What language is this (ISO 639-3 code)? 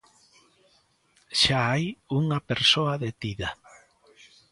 glg